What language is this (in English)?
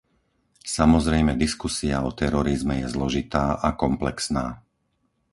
Slovak